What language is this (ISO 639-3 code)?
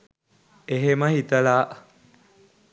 sin